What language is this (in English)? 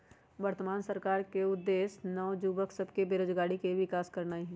Magahi